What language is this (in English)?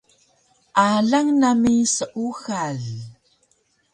Taroko